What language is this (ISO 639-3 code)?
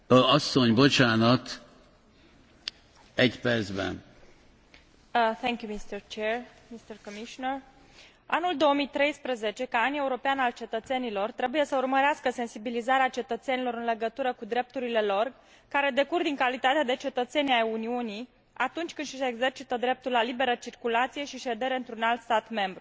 ron